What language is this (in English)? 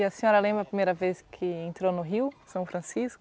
Portuguese